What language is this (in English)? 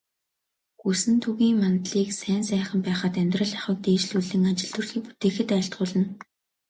Mongolian